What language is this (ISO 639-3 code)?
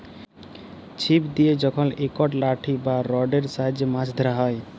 ben